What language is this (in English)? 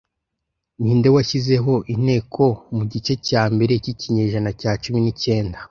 Kinyarwanda